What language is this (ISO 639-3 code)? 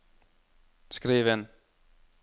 nor